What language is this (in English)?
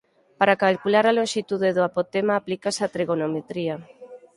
Galician